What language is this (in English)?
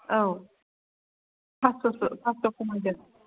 Bodo